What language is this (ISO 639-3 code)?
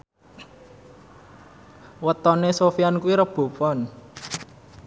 jav